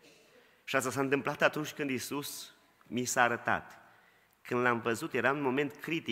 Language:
Romanian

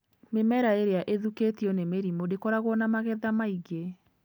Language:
Kikuyu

